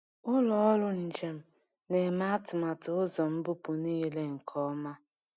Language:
Igbo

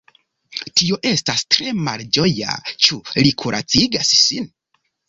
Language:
Esperanto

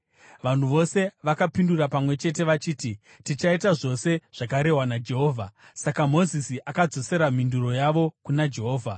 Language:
Shona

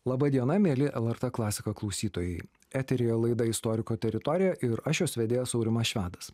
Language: Lithuanian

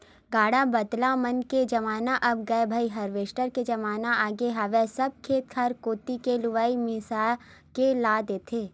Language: Chhattisgarhi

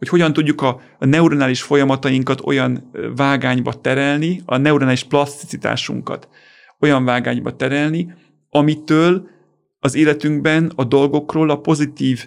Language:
Hungarian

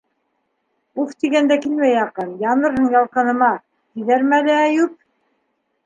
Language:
Bashkir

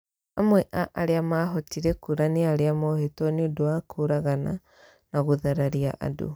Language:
Kikuyu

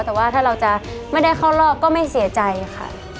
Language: Thai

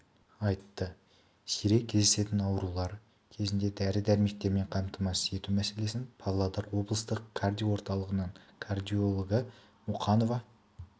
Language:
Kazakh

